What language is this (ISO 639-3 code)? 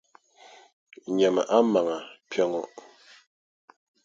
dag